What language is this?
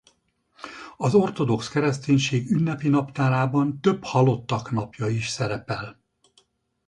Hungarian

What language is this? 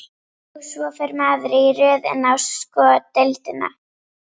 Icelandic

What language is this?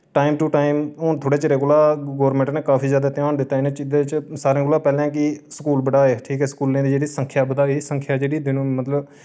Dogri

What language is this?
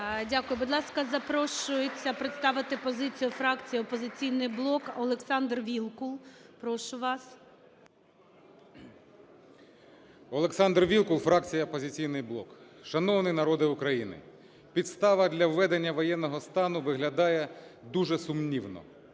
Ukrainian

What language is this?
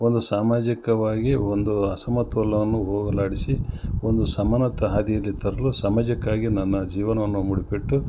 Kannada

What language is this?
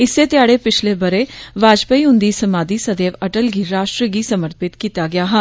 Dogri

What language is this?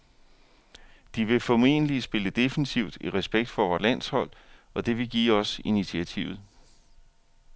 Danish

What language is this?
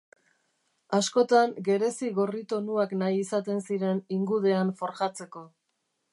Basque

